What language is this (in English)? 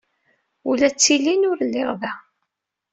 Kabyle